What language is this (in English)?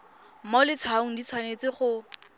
Tswana